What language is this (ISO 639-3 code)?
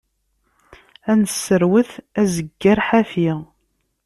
kab